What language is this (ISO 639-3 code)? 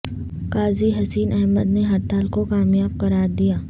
urd